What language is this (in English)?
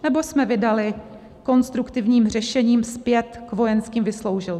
Czech